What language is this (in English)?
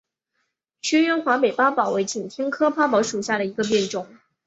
Chinese